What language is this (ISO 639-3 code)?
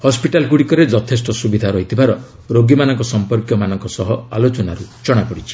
ori